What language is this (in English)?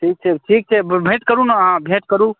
Maithili